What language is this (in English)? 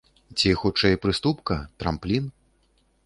Belarusian